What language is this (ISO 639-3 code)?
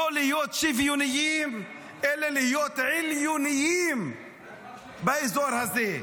heb